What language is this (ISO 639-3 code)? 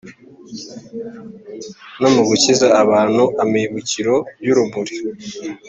kin